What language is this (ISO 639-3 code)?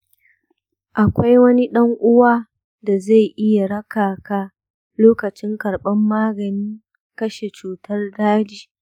hau